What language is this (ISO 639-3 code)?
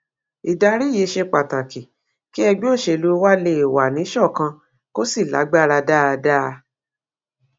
yor